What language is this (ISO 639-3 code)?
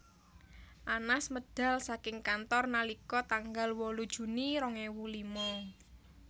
jav